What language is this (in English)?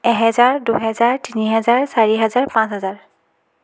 Assamese